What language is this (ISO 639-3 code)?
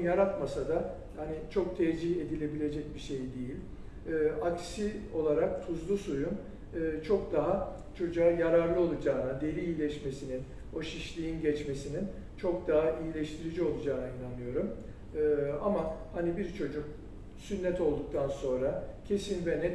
tur